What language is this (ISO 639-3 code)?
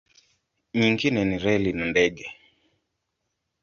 swa